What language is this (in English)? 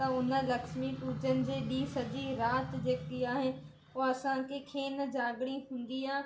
Sindhi